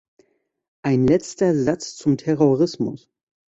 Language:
German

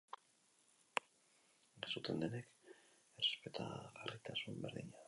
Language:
Basque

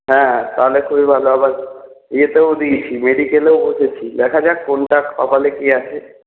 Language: Bangla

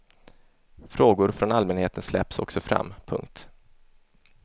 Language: Swedish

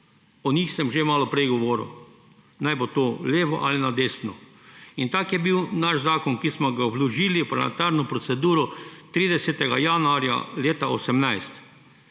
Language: Slovenian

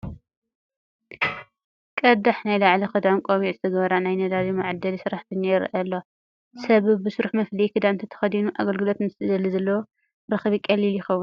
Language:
Tigrinya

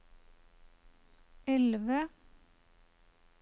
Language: Norwegian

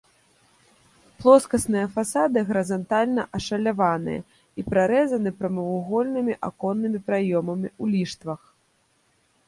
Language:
Belarusian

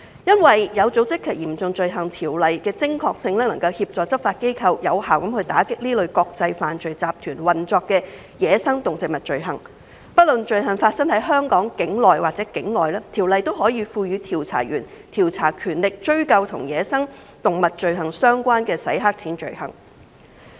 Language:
Cantonese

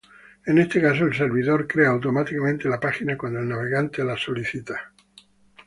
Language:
Spanish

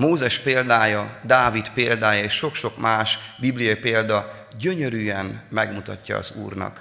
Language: Hungarian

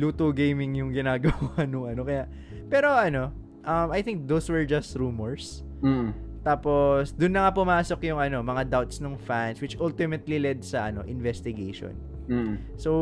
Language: Filipino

